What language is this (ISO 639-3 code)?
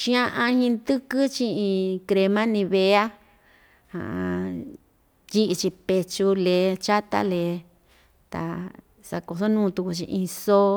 vmj